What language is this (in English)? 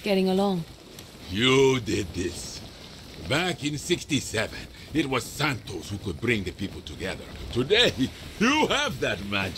Polish